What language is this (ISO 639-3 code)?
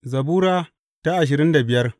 hau